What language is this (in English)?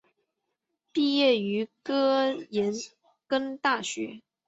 Chinese